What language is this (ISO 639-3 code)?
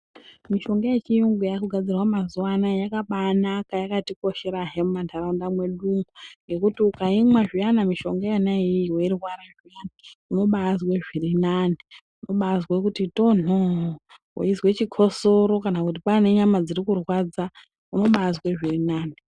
ndc